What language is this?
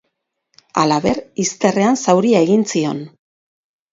Basque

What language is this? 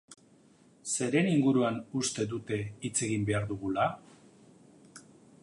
Basque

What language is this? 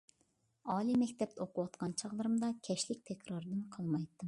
Uyghur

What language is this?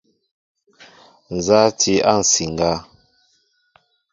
Mbo (Cameroon)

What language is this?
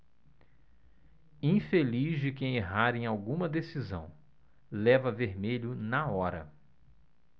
Portuguese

